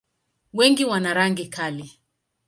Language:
Swahili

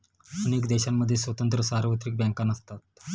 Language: Marathi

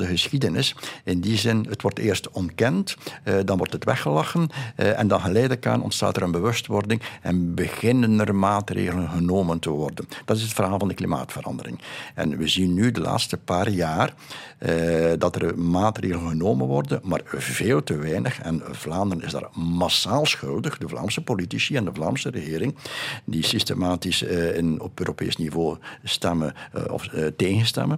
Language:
Dutch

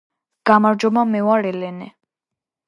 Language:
Georgian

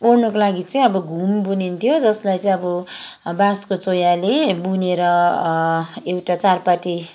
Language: Nepali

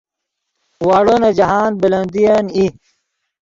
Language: Yidgha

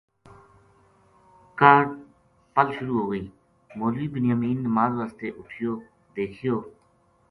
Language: Gujari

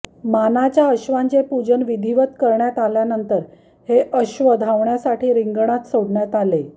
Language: Marathi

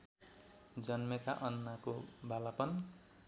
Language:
Nepali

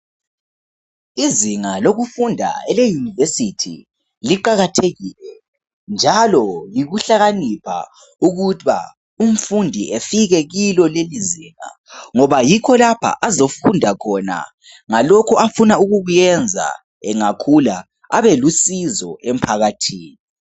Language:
North Ndebele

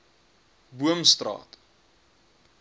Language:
Afrikaans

